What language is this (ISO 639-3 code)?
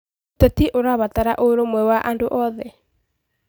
kik